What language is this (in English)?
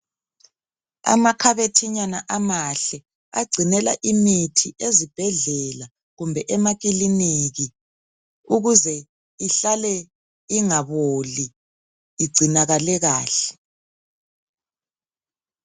North Ndebele